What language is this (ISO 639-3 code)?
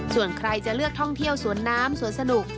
tha